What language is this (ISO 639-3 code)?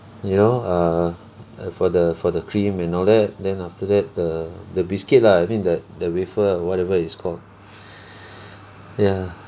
eng